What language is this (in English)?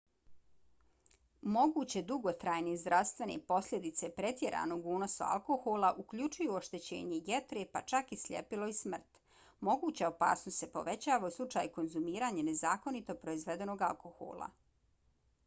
Bosnian